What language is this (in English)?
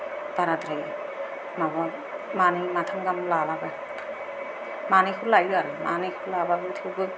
Bodo